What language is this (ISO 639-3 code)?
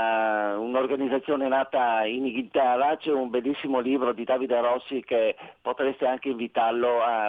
ita